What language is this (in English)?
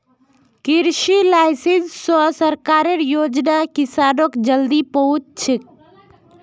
Magahi